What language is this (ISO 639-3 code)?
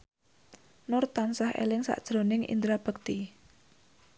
jav